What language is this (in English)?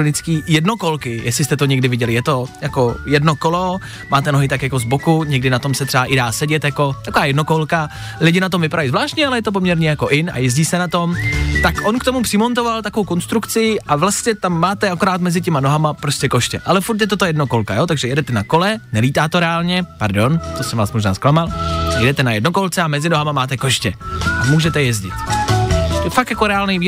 Czech